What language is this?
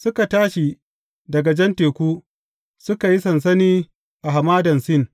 Hausa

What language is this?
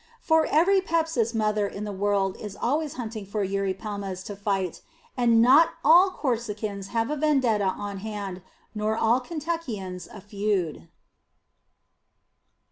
English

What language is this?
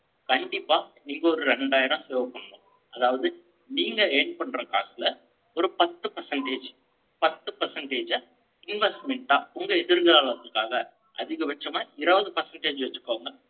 Tamil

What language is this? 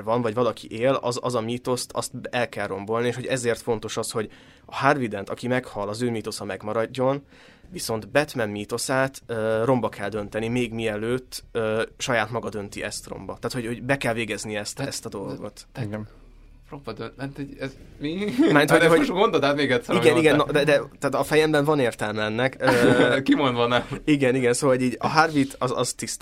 Hungarian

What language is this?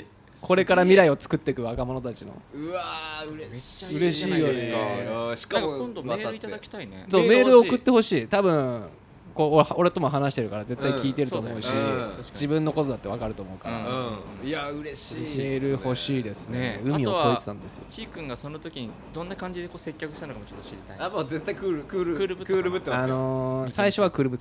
Japanese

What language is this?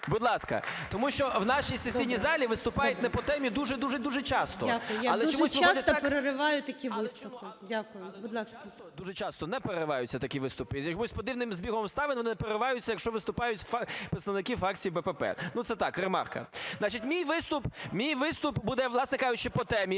Ukrainian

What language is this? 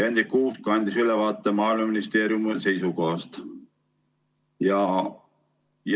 Estonian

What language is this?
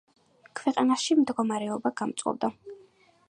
Georgian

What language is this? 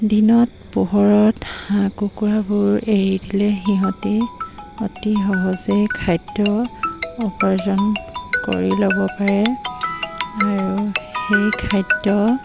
Assamese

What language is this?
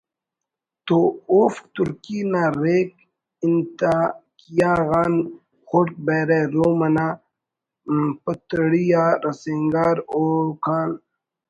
Brahui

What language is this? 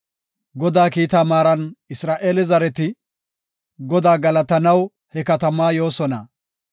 Gofa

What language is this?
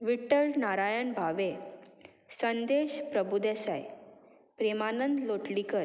Konkani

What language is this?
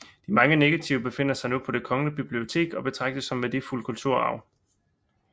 Danish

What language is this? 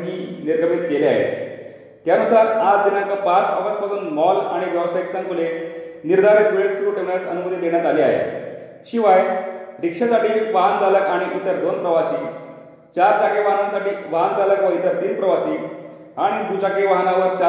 Marathi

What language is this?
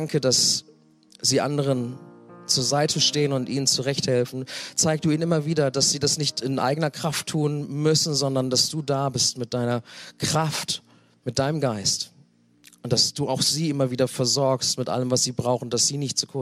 German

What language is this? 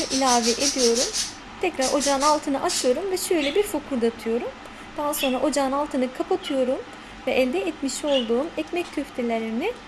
Turkish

